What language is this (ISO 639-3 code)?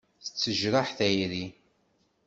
kab